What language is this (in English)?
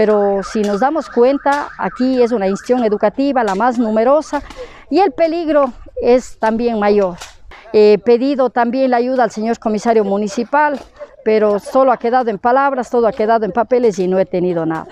Spanish